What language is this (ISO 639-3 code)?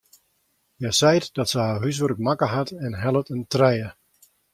fry